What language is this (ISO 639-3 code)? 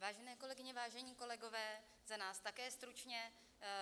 ces